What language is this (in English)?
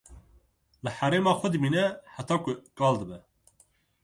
Kurdish